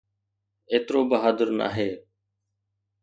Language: Sindhi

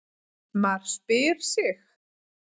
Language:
Icelandic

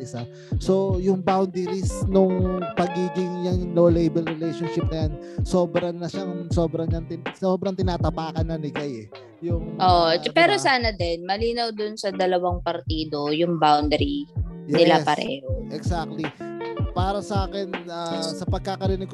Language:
Filipino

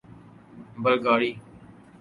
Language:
Urdu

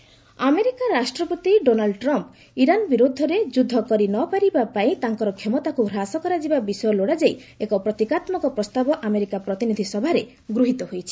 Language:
Odia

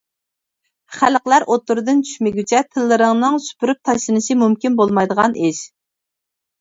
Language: Uyghur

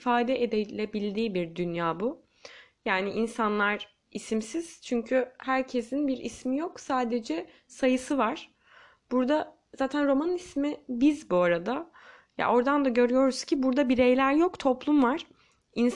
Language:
Turkish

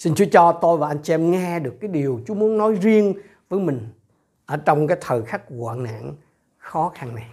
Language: Vietnamese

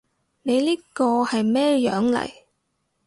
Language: Cantonese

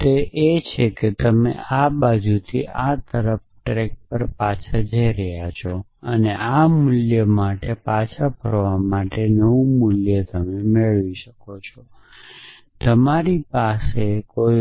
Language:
Gujarati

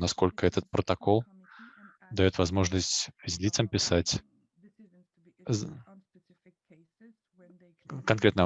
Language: Russian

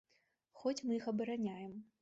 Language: Belarusian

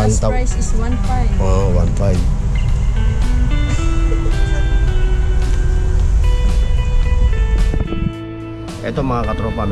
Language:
Filipino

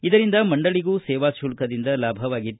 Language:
Kannada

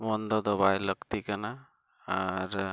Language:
Santali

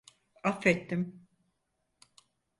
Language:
Turkish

